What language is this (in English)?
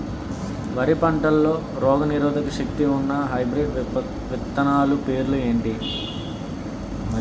Telugu